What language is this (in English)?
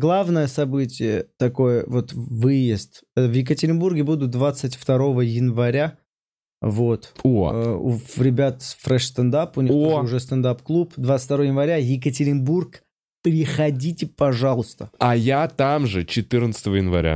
Russian